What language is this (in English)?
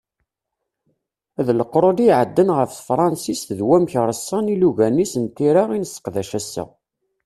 Kabyle